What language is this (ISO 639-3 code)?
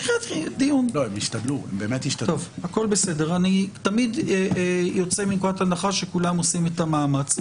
heb